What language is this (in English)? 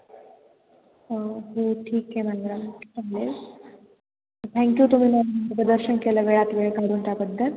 Marathi